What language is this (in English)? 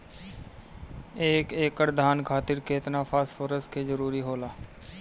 Bhojpuri